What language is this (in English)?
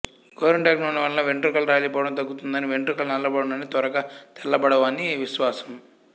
Telugu